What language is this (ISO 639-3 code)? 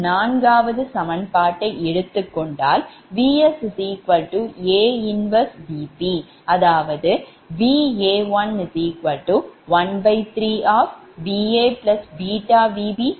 tam